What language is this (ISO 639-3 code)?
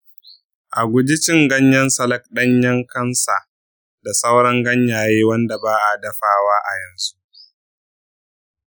hau